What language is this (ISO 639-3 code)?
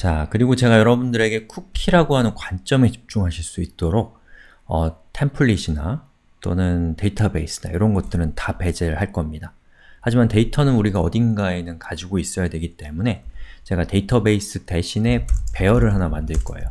kor